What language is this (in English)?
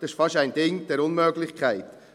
Swiss German